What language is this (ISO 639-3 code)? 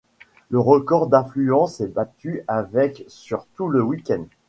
fra